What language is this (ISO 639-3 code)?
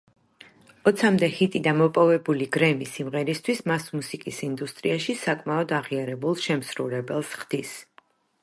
kat